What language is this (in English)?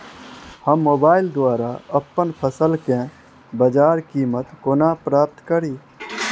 Maithili